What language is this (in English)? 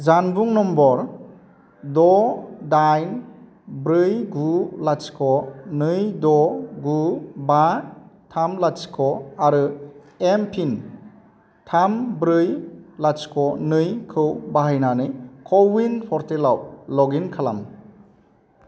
Bodo